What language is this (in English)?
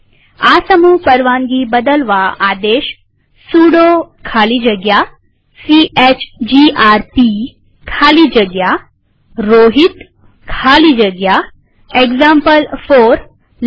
Gujarati